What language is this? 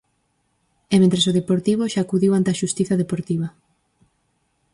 Galician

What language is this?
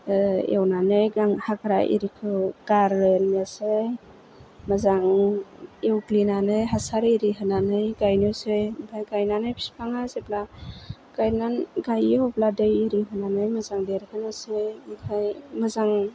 Bodo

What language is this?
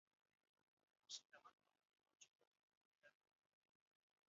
Basque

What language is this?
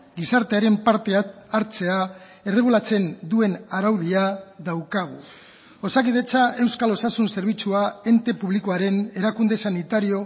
Basque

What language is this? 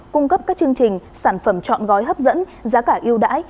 Vietnamese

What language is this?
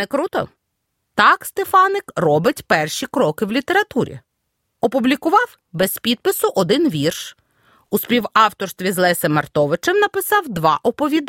Ukrainian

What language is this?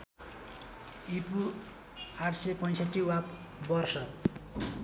Nepali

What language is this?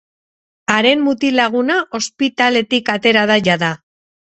Basque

